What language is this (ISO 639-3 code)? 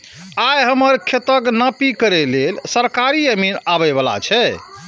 mai